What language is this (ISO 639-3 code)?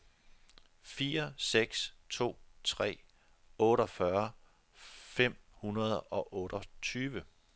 dan